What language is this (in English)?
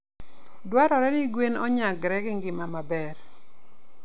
Luo (Kenya and Tanzania)